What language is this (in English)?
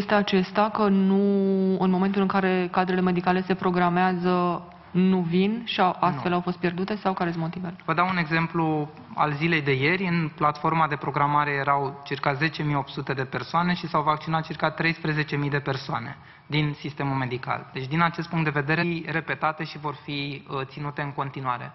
Romanian